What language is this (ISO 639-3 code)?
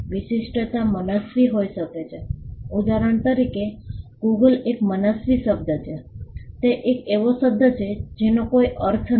guj